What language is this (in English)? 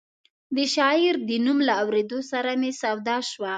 Pashto